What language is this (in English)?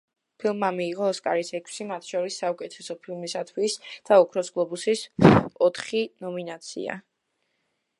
Georgian